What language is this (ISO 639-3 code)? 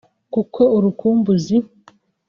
kin